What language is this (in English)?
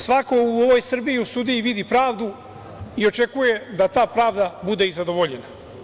Serbian